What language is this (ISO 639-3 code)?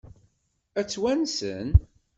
kab